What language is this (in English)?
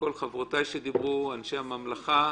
Hebrew